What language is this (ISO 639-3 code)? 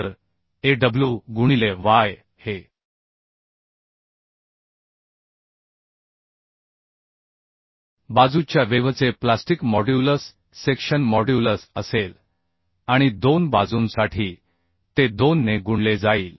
mar